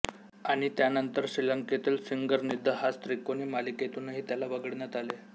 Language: Marathi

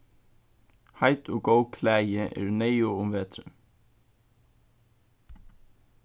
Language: Faroese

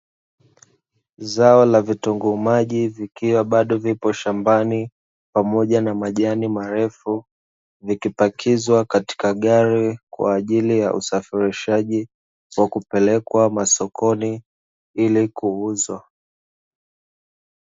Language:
Swahili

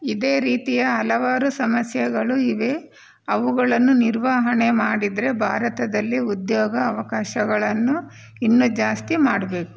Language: Kannada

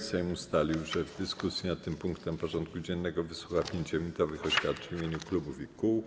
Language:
Polish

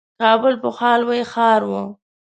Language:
Pashto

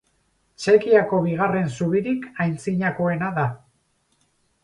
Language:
Basque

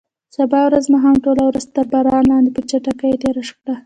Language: Pashto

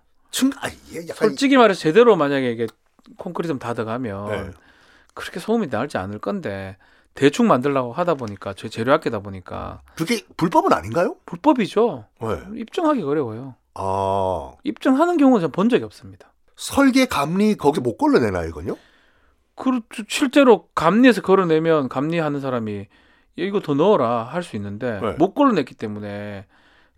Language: Korean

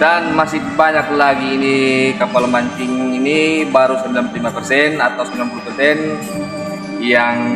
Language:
Indonesian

